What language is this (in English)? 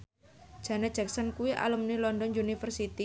Javanese